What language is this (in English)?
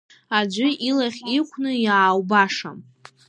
Abkhazian